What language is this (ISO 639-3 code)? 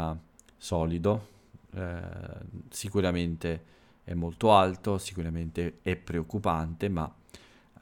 ita